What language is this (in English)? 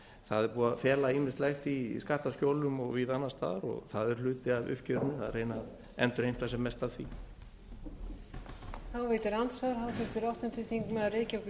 Icelandic